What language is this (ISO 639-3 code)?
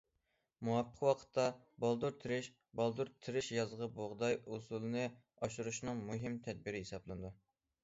uig